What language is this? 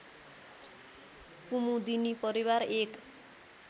Nepali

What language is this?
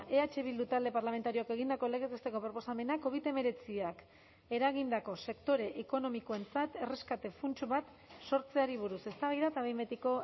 Basque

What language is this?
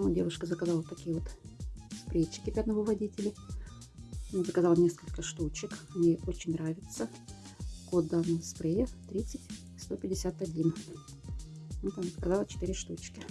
Russian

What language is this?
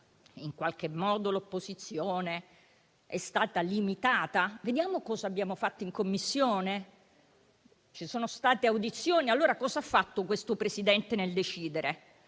Italian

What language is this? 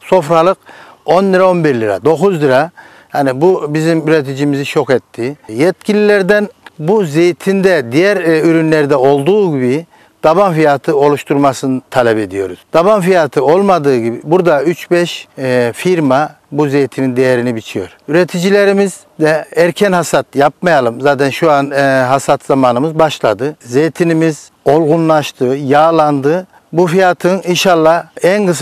Turkish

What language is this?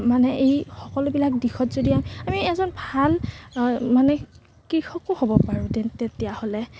Assamese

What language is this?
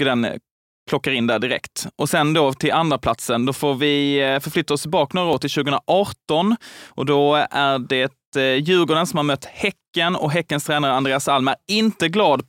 Swedish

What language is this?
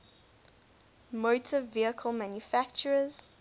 English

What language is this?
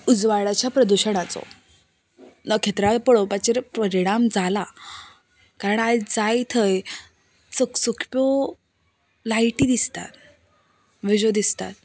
Konkani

